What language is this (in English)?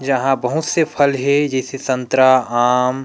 Chhattisgarhi